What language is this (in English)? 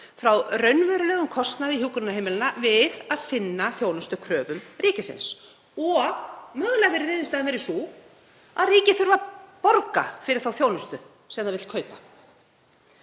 Icelandic